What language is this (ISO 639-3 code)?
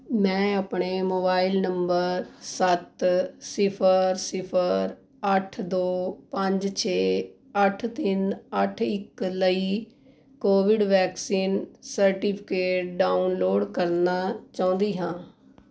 pan